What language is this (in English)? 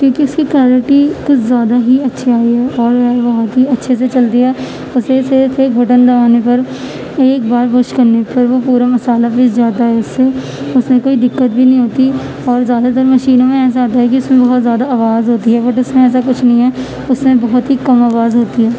Urdu